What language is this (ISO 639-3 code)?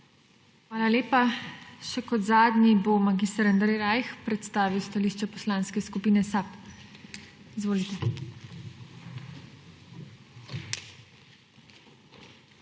slv